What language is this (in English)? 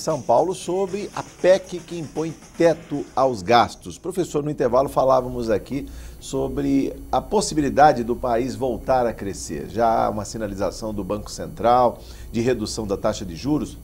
Portuguese